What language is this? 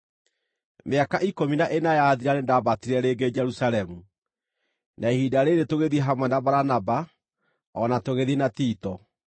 Kikuyu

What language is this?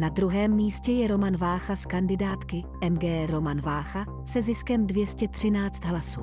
Czech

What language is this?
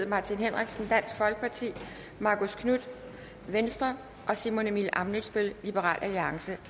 Danish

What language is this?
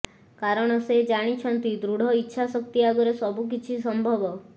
Odia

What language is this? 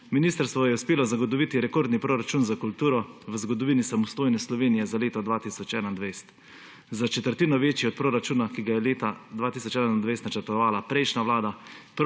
Slovenian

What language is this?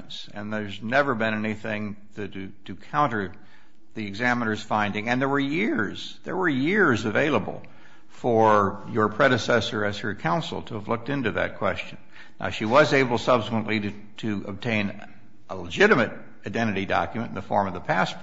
English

